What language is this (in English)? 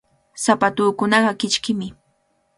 Cajatambo North Lima Quechua